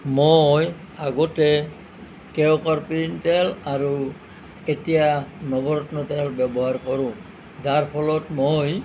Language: Assamese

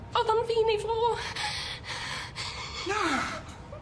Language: Welsh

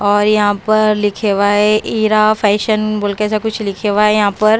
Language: Hindi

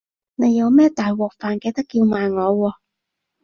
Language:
Cantonese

